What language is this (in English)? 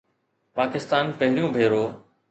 Sindhi